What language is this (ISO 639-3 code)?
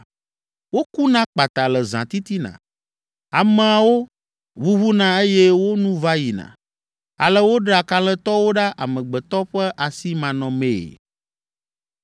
ewe